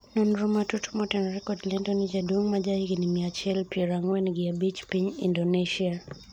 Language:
Luo (Kenya and Tanzania)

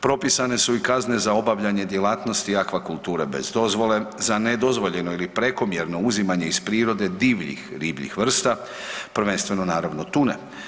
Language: Croatian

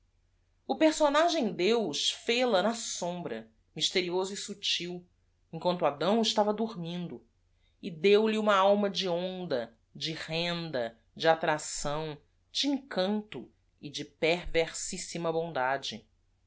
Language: Portuguese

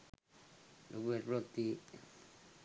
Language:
Sinhala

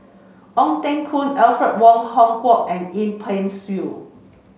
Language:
English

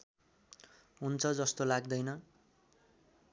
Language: Nepali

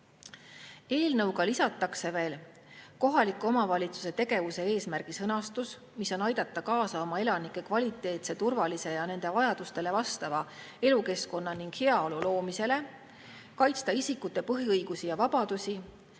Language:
Estonian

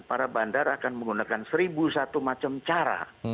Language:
Indonesian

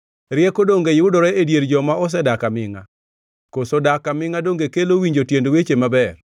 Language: Luo (Kenya and Tanzania)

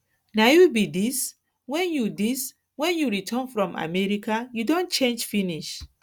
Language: Nigerian Pidgin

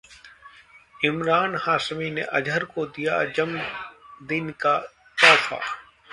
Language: Hindi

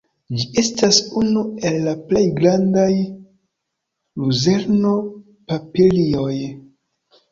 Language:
Esperanto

